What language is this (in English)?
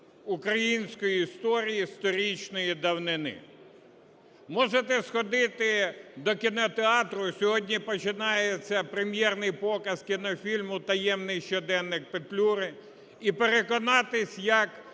Ukrainian